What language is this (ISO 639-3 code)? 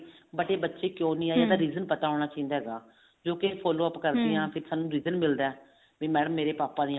pan